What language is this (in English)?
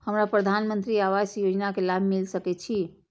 Maithili